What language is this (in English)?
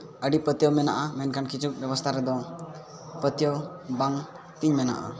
Santali